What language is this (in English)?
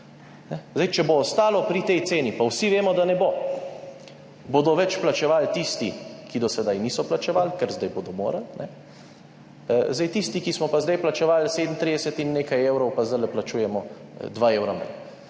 Slovenian